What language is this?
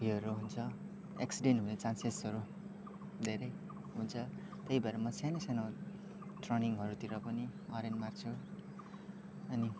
Nepali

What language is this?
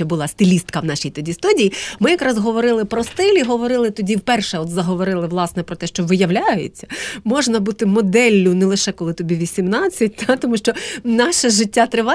Ukrainian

